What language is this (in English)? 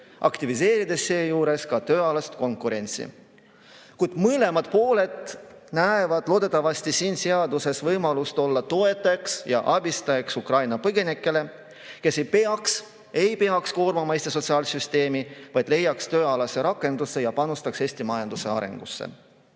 Estonian